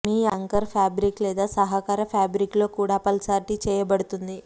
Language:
Telugu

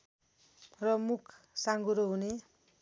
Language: Nepali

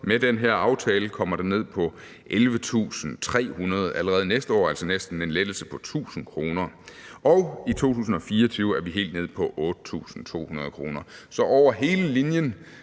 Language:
Danish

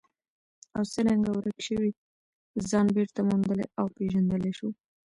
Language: Pashto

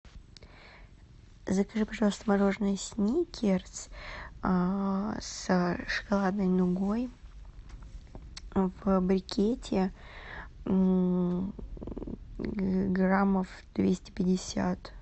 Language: Russian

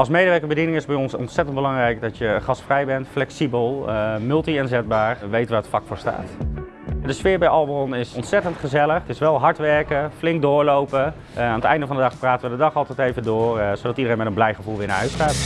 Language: Dutch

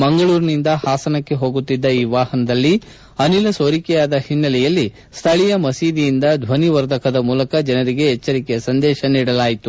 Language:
Kannada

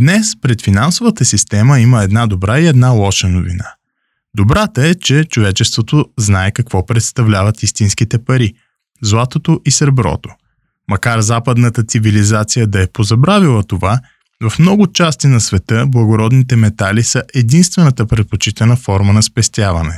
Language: Bulgarian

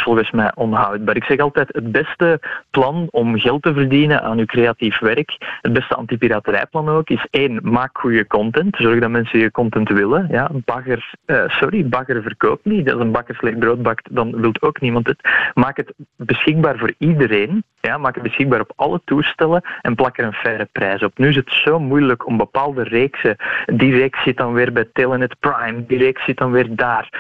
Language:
Dutch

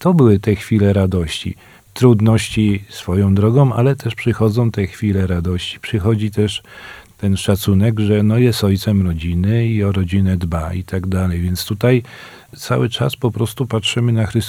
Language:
Polish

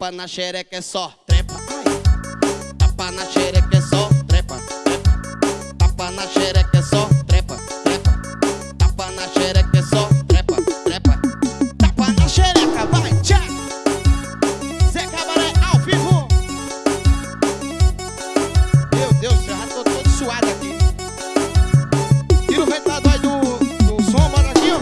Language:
Portuguese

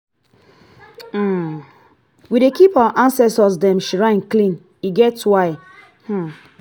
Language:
Nigerian Pidgin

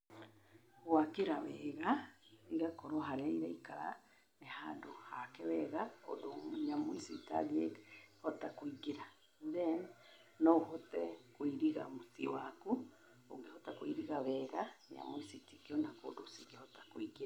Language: Kikuyu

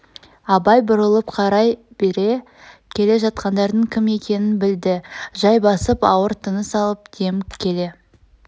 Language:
Kazakh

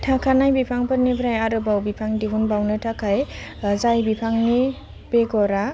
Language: Bodo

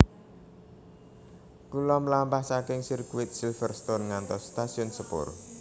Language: Javanese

